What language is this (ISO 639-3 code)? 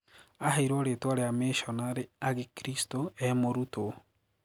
kik